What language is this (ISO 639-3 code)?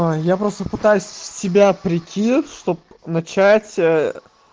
rus